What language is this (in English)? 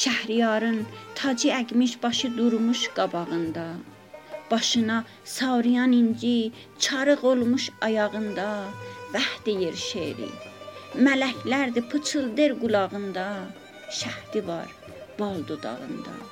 Persian